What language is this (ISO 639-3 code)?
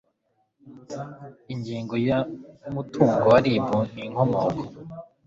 kin